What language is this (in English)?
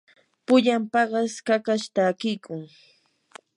Yanahuanca Pasco Quechua